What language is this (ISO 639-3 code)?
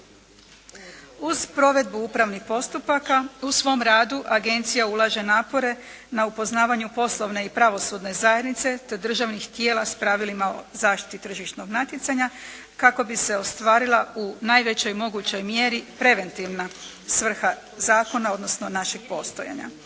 hrv